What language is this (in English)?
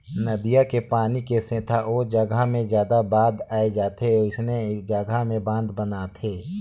Chhattisgarhi